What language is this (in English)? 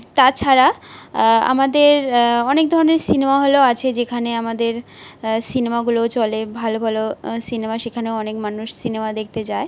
Bangla